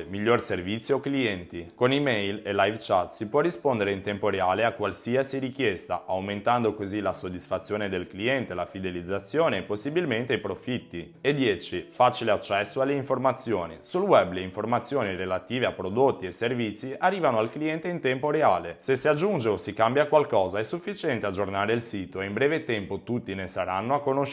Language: Italian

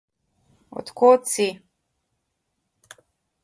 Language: Slovenian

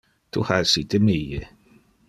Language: Interlingua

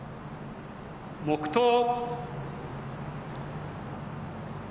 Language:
Japanese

